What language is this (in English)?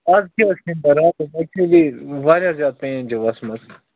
Kashmiri